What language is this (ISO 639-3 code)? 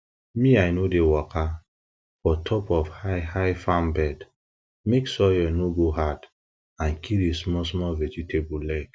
pcm